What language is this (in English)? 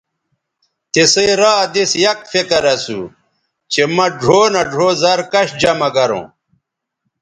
Bateri